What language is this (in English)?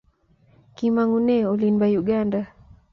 Kalenjin